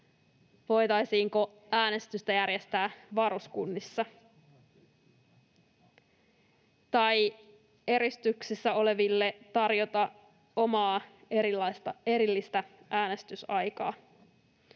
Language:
Finnish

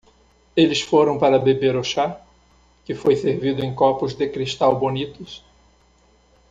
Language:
Portuguese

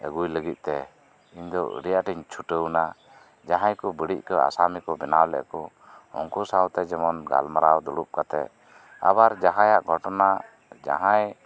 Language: Santali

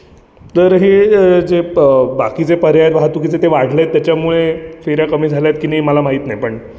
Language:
Marathi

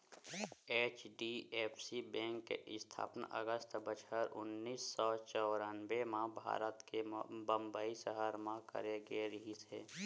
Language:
Chhattisgarhi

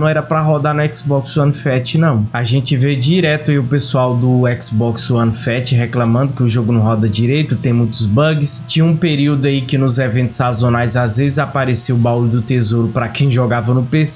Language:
Portuguese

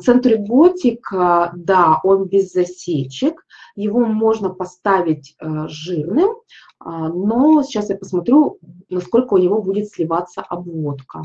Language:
Russian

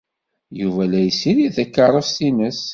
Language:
Kabyle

